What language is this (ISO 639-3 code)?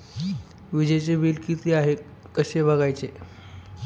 mar